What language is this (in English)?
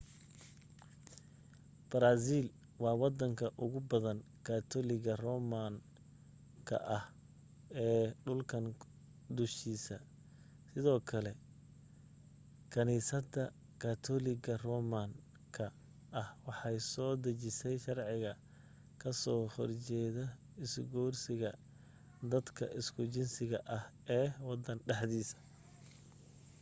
Somali